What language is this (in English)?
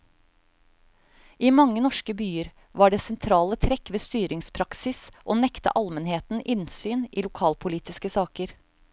Norwegian